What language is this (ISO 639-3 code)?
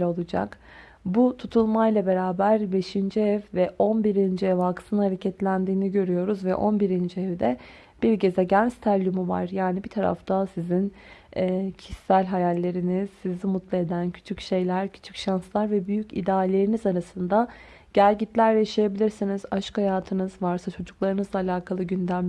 tur